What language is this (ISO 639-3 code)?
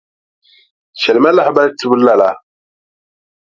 dag